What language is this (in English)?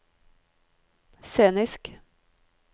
Norwegian